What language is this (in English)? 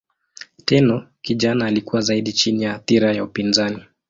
Swahili